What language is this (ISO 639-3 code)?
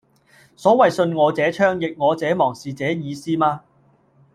yue